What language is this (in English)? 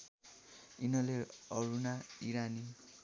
Nepali